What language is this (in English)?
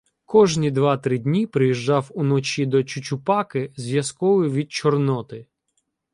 Ukrainian